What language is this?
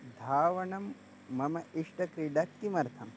Sanskrit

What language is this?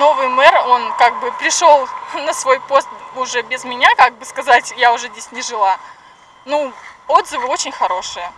Russian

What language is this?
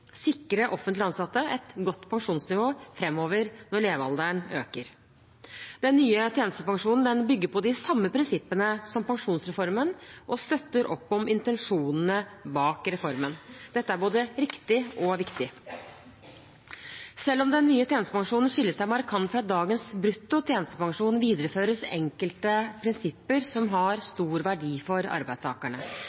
Norwegian Bokmål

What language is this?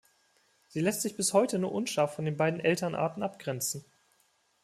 German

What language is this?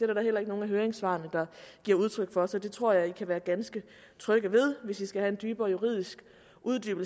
Danish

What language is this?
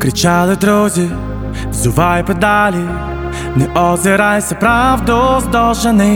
Ukrainian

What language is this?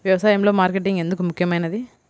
Telugu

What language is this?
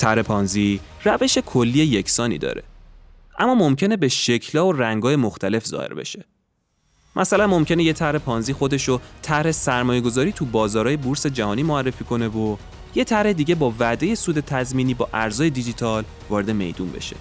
Persian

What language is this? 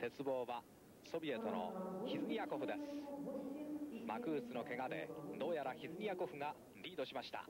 Japanese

